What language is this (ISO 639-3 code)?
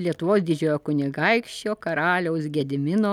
lit